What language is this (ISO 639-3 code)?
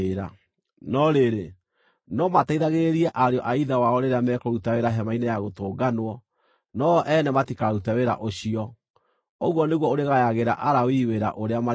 kik